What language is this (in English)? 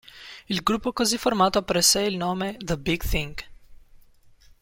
Italian